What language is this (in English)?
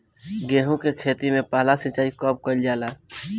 Bhojpuri